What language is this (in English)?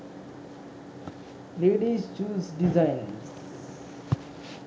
Sinhala